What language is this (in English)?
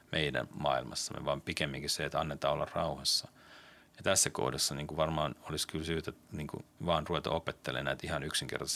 Finnish